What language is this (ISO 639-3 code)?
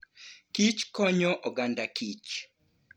luo